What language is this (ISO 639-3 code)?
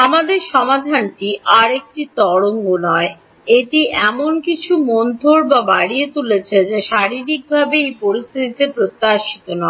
ben